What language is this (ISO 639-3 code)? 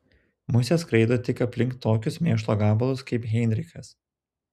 lit